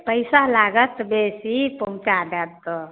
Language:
Maithili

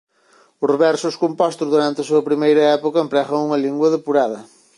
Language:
Galician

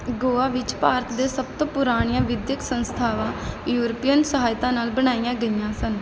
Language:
Punjabi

